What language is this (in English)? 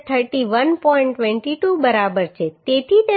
Gujarati